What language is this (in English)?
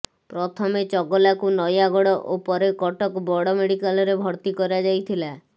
Odia